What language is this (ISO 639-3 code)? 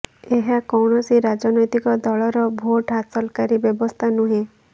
ori